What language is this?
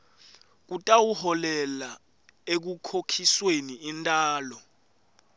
Swati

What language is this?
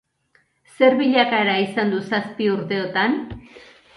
Basque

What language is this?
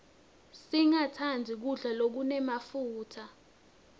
Swati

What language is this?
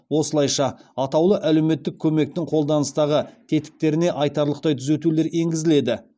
Kazakh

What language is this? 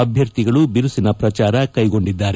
Kannada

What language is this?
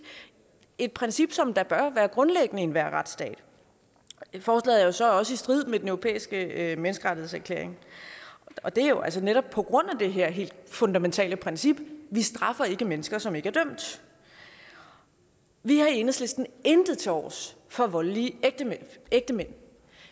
Danish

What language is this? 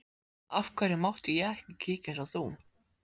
Icelandic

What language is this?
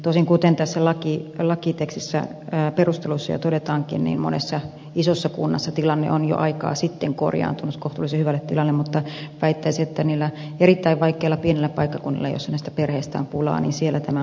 Finnish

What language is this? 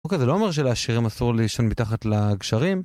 Hebrew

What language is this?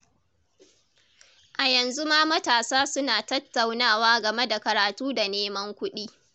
Hausa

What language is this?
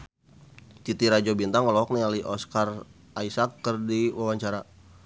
Sundanese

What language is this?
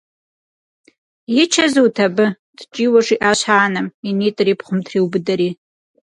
Kabardian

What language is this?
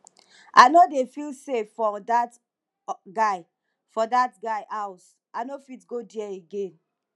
Nigerian Pidgin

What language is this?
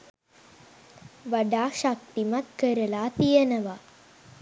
Sinhala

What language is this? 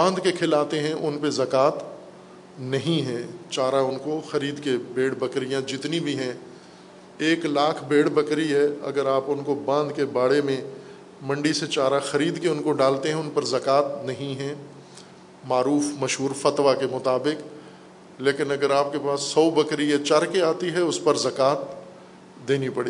Urdu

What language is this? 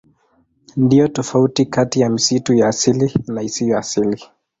Swahili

